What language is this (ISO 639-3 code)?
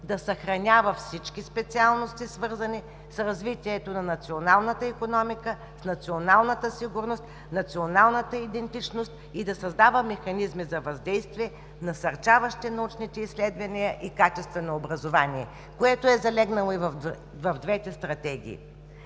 bul